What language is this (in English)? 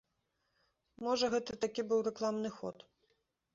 Belarusian